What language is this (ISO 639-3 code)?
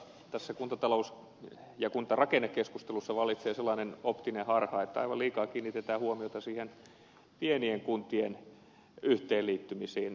fin